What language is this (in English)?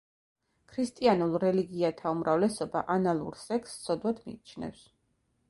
Georgian